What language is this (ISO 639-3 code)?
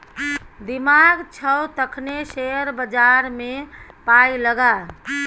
mai